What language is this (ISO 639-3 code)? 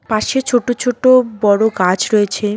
ben